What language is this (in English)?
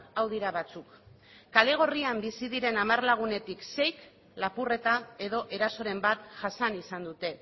Basque